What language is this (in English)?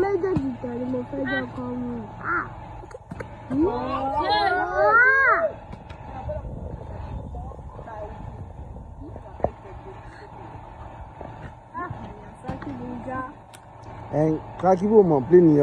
Arabic